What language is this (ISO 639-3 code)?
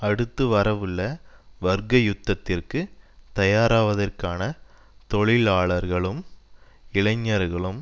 tam